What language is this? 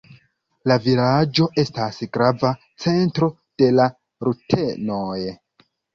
Esperanto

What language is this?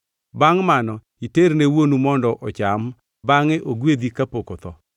Luo (Kenya and Tanzania)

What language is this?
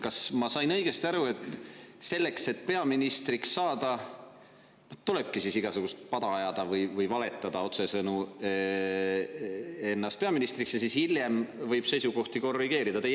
Estonian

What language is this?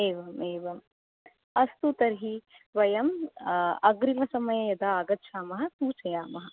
Sanskrit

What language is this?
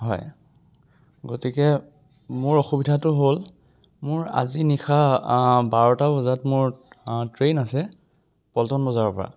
Assamese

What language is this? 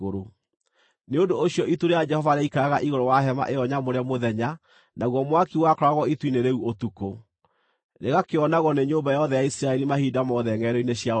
Kikuyu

